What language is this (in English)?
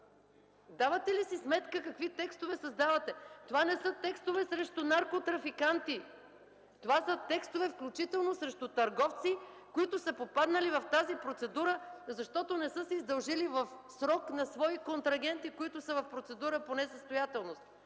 Bulgarian